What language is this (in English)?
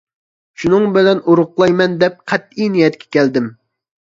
Uyghur